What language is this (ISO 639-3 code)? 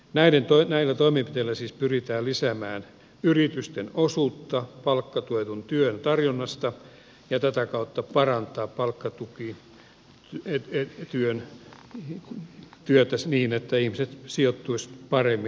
fin